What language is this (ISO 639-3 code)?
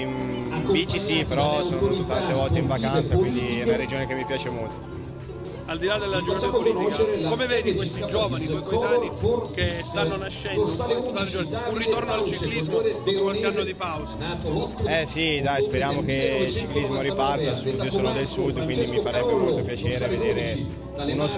ita